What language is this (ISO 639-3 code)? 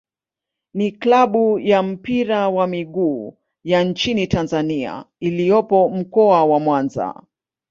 swa